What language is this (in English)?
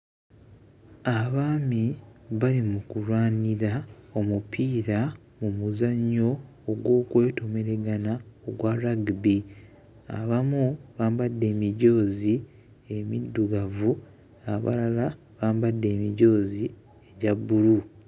Ganda